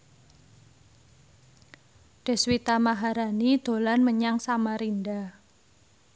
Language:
Javanese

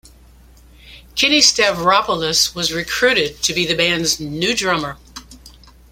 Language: English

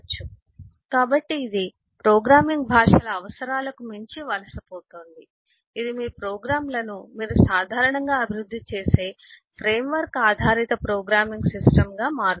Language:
Telugu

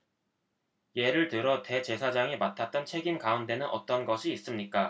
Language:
Korean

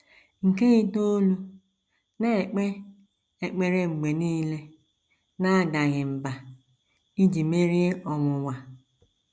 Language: Igbo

